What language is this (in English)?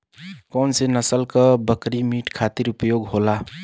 Bhojpuri